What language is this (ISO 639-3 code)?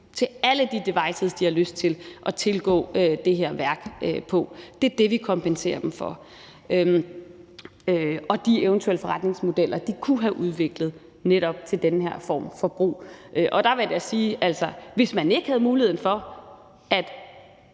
dan